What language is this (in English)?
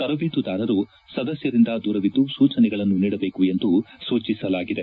Kannada